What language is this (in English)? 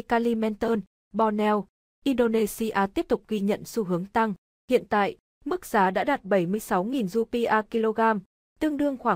Vietnamese